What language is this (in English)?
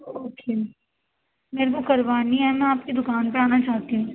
Urdu